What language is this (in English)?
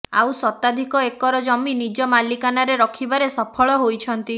Odia